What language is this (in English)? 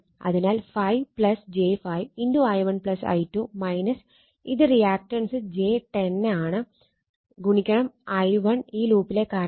Malayalam